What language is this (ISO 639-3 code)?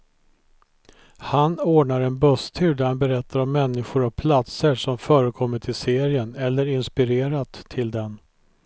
swe